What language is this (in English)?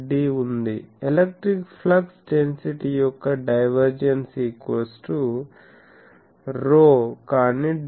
Telugu